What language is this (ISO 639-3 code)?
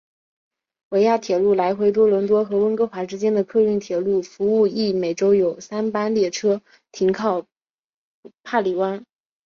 zho